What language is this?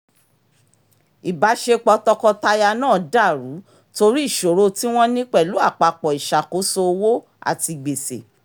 Yoruba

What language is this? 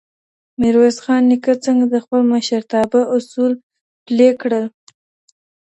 Pashto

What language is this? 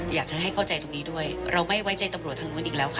Thai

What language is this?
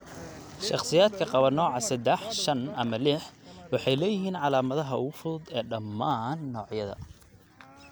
Somali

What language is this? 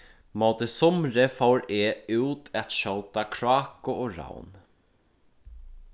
Faroese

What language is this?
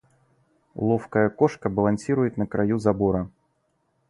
Russian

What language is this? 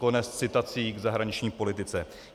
Czech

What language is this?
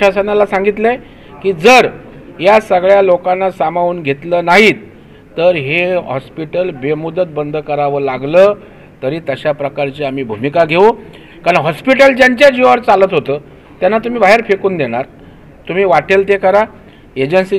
Hindi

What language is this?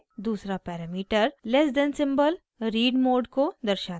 Hindi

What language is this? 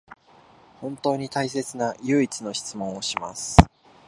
Japanese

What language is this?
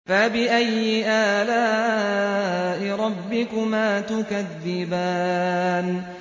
Arabic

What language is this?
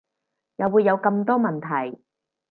Cantonese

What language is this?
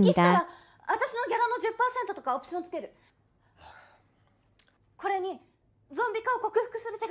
Korean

